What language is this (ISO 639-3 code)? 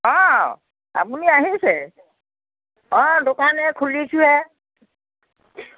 asm